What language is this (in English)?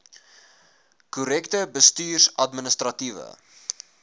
Afrikaans